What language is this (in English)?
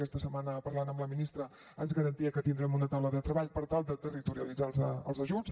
Catalan